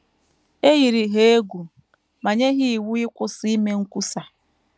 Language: Igbo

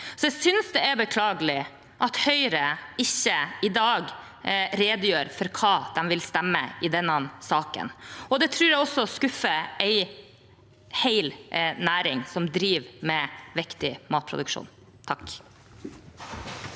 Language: Norwegian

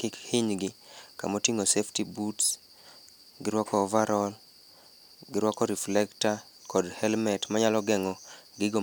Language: Luo (Kenya and Tanzania)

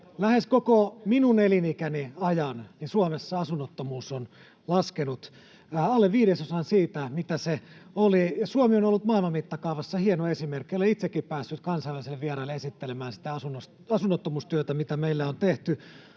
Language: Finnish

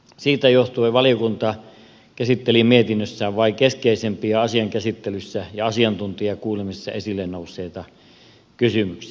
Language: Finnish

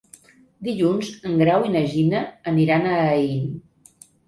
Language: Catalan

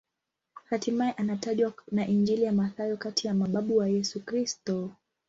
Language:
Swahili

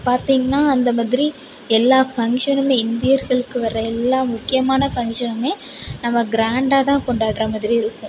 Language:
Tamil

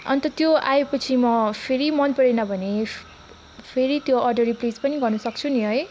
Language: Nepali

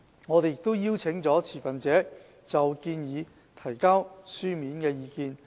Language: Cantonese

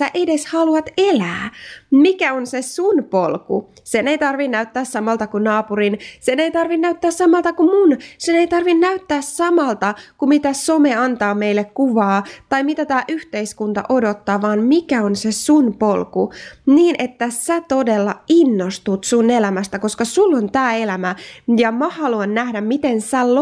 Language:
Finnish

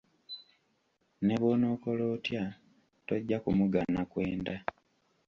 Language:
Ganda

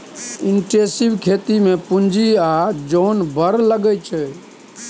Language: Maithili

